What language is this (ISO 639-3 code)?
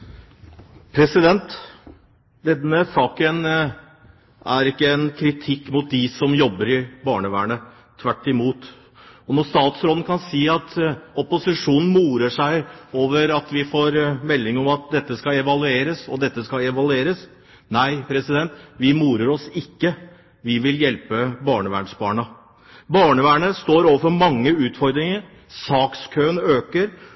nob